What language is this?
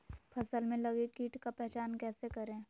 Magahi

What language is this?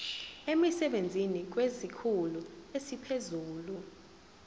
Zulu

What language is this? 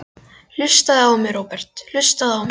Icelandic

